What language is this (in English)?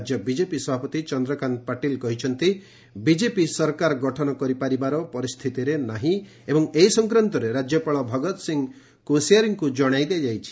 Odia